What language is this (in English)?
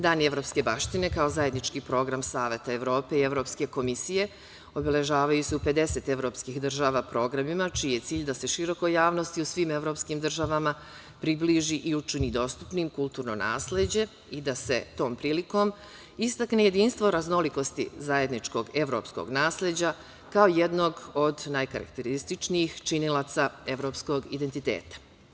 Serbian